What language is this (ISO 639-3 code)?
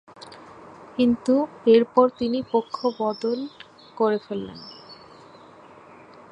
ben